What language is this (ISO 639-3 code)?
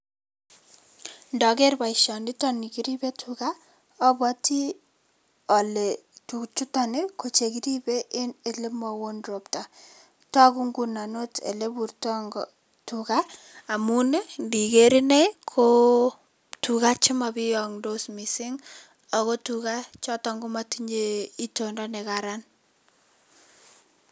kln